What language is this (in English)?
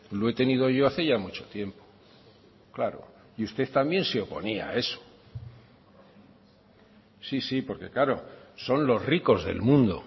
Spanish